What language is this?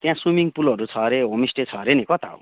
Nepali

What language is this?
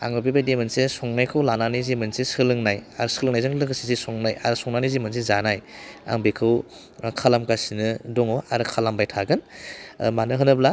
Bodo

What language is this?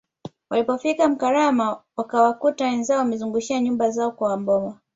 Swahili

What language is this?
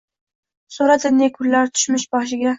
Uzbek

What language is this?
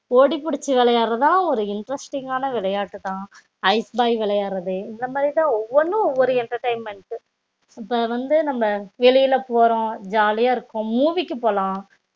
Tamil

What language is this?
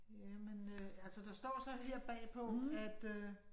Danish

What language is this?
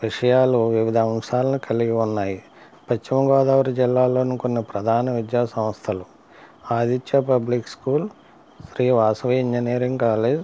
Telugu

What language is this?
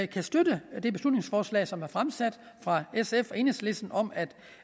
Danish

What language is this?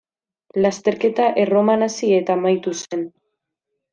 Basque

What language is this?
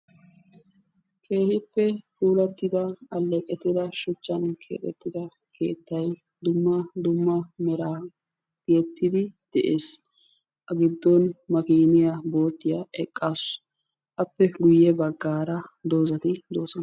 Wolaytta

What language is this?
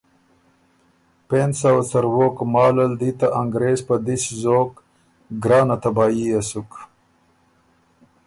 Ormuri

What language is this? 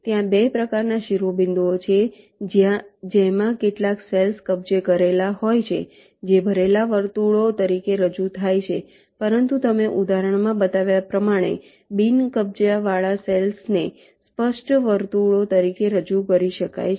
Gujarati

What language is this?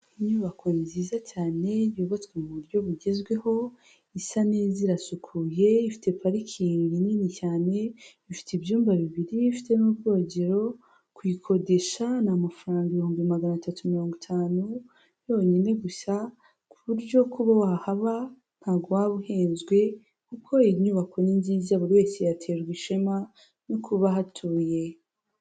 Kinyarwanda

